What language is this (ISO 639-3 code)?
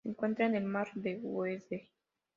spa